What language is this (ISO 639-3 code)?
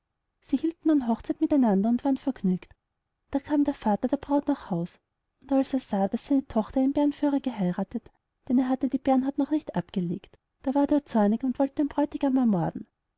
deu